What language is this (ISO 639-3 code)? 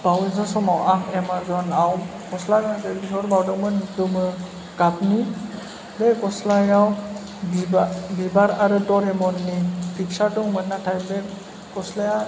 brx